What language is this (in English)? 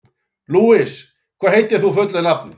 Icelandic